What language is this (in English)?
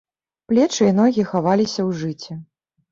Belarusian